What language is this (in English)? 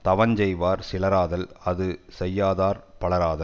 Tamil